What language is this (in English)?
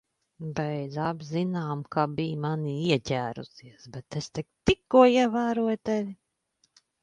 Latvian